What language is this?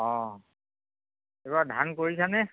Assamese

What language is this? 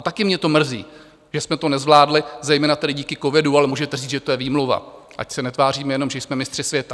Czech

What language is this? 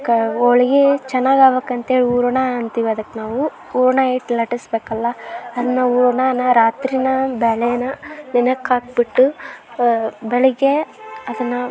Kannada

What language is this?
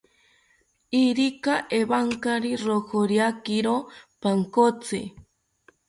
South Ucayali Ashéninka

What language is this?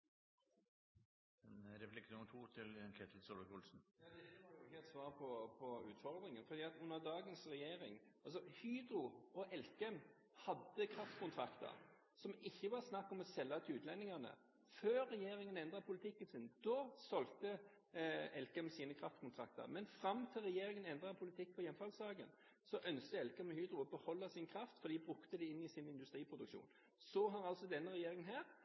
Norwegian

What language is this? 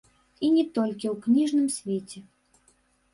Belarusian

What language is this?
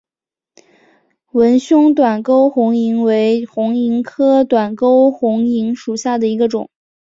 Chinese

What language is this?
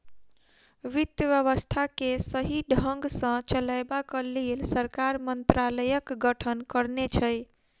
Maithili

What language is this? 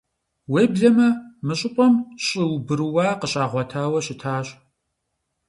Kabardian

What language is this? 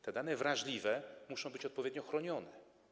Polish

